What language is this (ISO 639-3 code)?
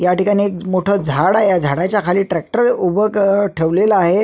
mar